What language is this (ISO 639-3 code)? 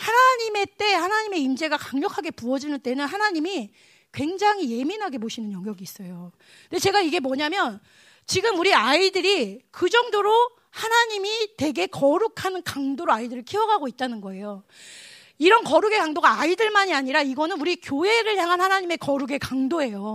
kor